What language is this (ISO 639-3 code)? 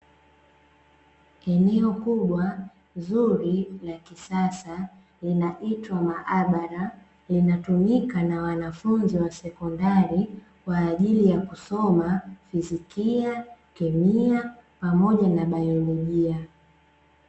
swa